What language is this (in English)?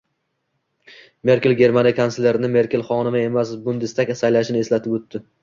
Uzbek